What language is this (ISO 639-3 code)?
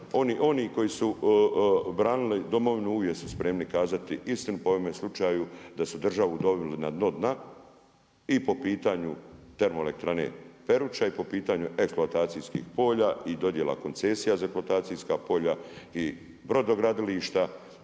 hrv